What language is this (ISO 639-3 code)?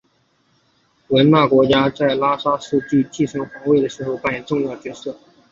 zho